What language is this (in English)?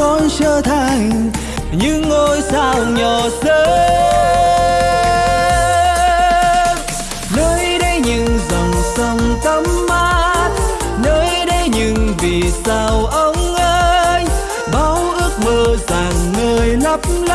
Vietnamese